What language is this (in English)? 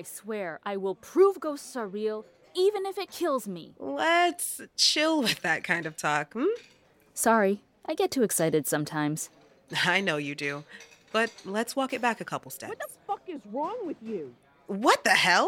English